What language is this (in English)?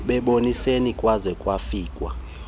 Xhosa